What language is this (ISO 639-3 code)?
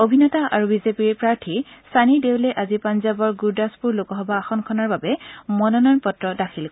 asm